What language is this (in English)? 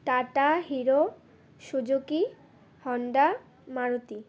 Bangla